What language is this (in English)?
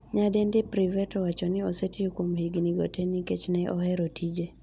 Luo (Kenya and Tanzania)